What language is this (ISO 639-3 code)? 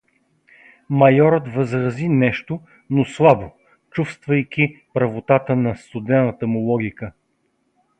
bul